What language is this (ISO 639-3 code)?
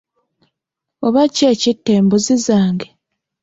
lug